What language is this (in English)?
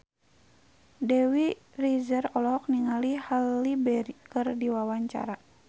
Sundanese